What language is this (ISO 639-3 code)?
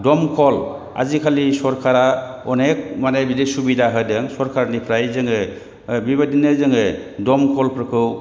brx